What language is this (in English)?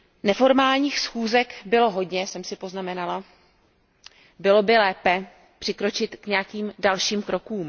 Czech